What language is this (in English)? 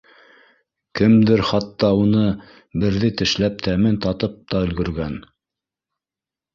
Bashkir